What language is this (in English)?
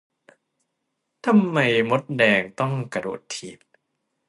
Thai